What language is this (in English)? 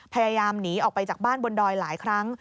Thai